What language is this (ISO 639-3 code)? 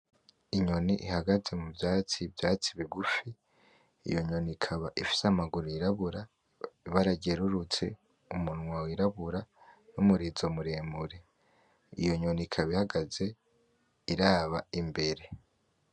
run